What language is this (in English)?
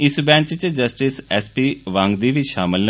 Dogri